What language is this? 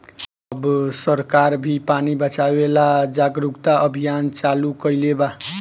Bhojpuri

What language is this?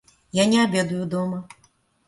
Russian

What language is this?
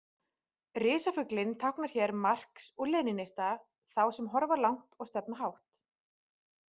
Icelandic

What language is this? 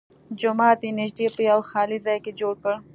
Pashto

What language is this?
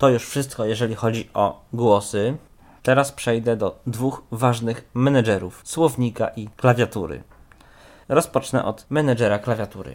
Polish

